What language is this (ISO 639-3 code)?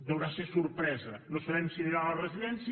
cat